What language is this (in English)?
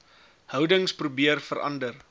Afrikaans